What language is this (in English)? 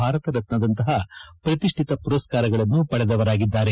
Kannada